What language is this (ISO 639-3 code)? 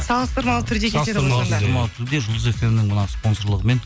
kaz